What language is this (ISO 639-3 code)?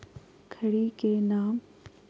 mag